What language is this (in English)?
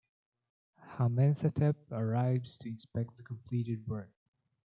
English